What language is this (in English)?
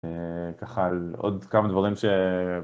Hebrew